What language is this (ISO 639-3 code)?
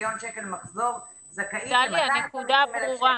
heb